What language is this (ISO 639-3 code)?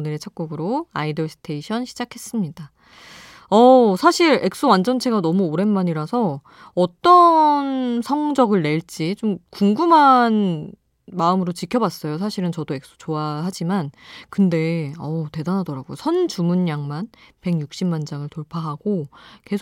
kor